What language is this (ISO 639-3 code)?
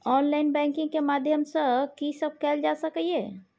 mai